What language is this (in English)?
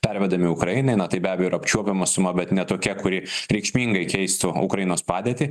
Lithuanian